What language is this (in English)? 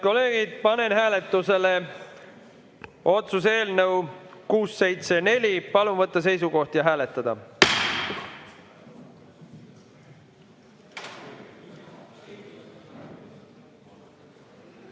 Estonian